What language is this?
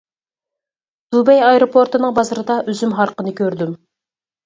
Uyghur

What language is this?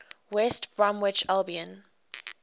English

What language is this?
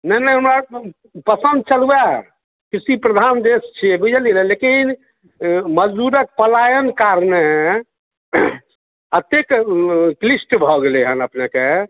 Maithili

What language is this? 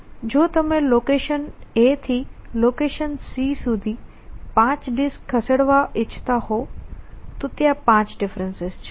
Gujarati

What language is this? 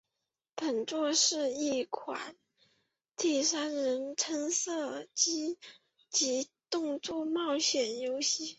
Chinese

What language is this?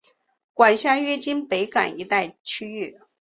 Chinese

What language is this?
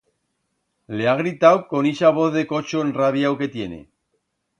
Aragonese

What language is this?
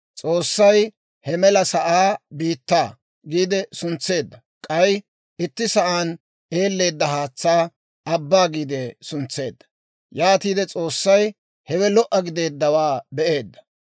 Dawro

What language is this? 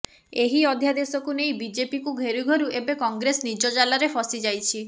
Odia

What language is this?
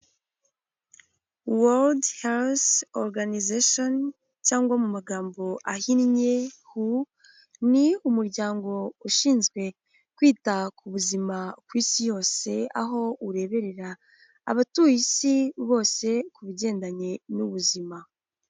Kinyarwanda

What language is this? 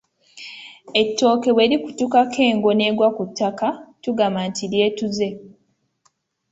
Ganda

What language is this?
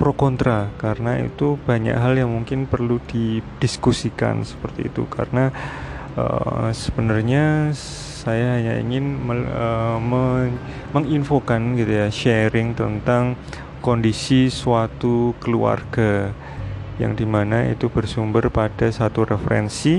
Indonesian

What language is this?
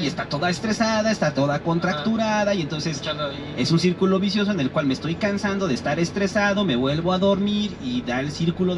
Spanish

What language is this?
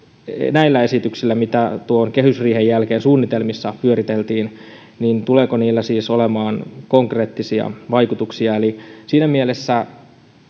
Finnish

